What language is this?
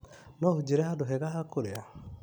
Kikuyu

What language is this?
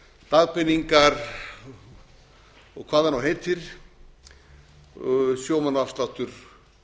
Icelandic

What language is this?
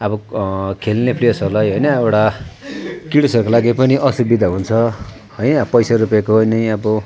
Nepali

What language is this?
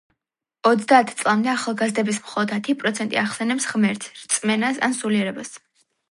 Georgian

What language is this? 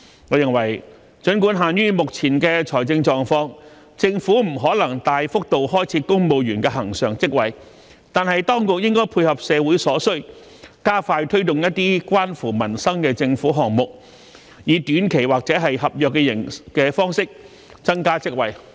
Cantonese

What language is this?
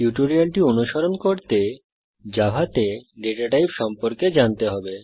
Bangla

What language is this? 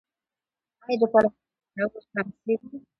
Pashto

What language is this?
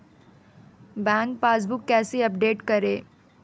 Hindi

